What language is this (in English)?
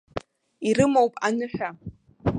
Abkhazian